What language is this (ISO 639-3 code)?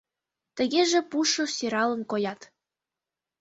chm